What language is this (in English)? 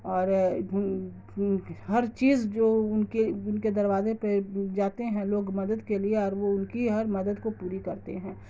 Urdu